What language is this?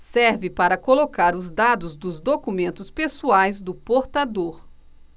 Portuguese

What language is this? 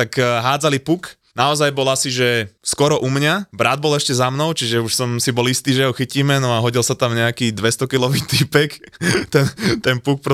Slovak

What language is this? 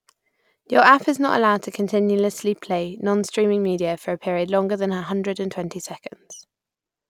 English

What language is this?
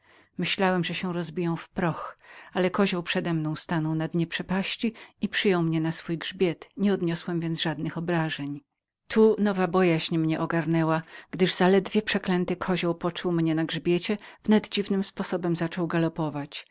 Polish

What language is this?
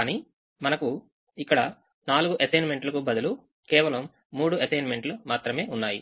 Telugu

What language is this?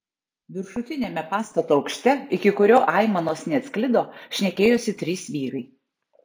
Lithuanian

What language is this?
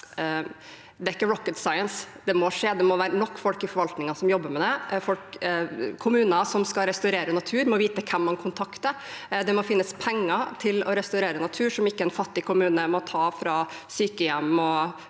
Norwegian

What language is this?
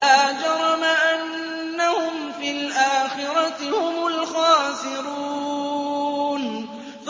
Arabic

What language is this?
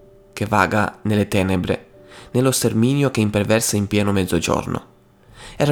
Italian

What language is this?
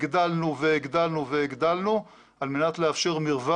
Hebrew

